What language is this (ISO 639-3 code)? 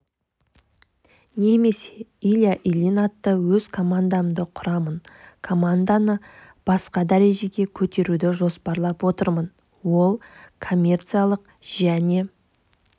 kaz